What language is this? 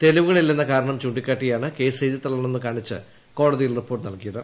Malayalam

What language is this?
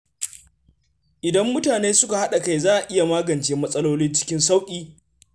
Hausa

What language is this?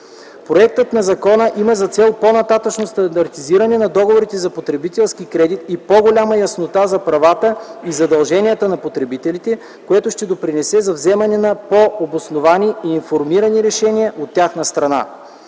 Bulgarian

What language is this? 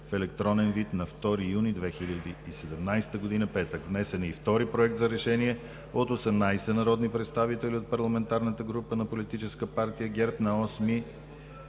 Bulgarian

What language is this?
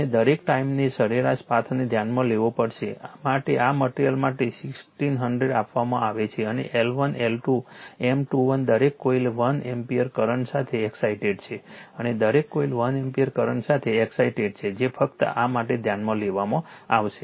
Gujarati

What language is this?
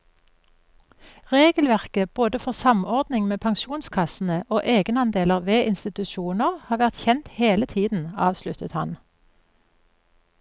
Norwegian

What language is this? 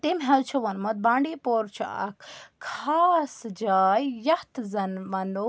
Kashmiri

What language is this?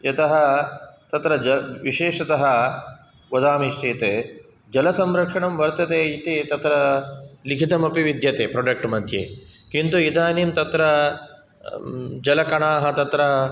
Sanskrit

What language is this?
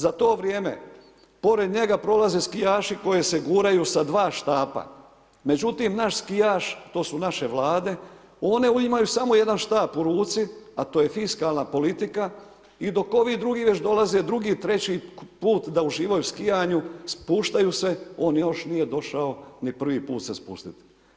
Croatian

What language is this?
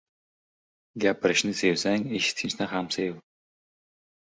Uzbek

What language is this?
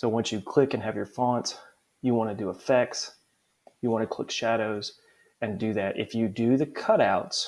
English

